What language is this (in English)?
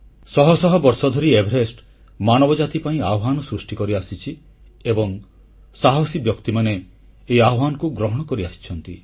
Odia